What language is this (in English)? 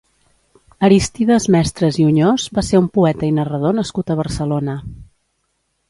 Catalan